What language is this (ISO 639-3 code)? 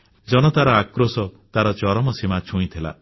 ori